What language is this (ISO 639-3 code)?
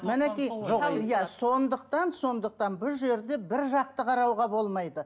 kaz